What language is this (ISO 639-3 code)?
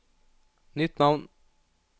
nor